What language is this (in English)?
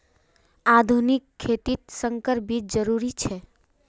Magahi